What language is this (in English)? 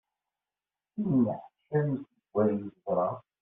Kabyle